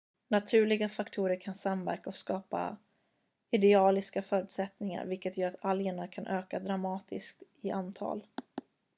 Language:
Swedish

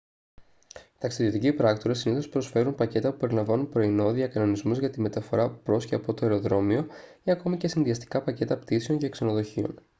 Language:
Greek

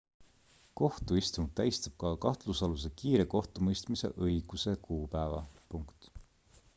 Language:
Estonian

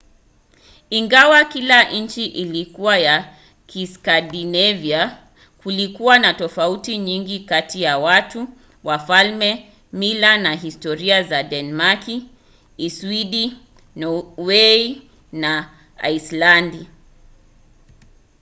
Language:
Swahili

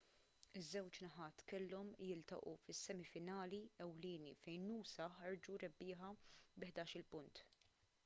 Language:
Maltese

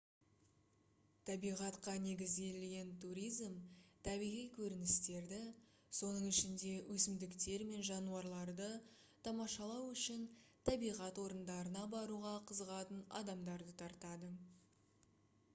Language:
Kazakh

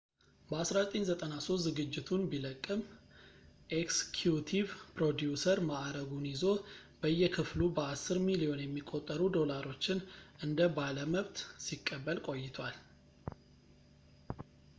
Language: Amharic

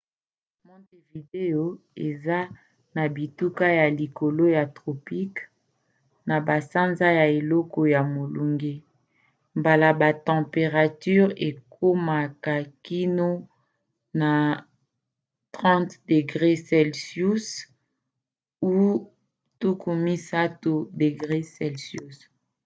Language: Lingala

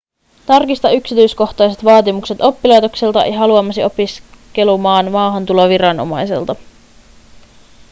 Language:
Finnish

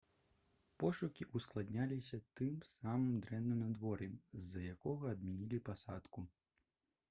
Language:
Belarusian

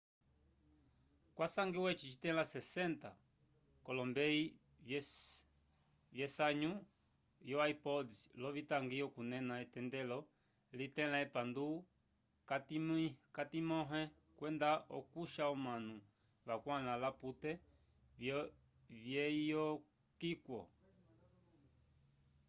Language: Umbundu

